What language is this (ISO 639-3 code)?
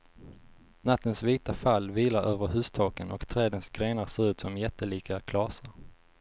swe